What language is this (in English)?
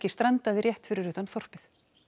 Icelandic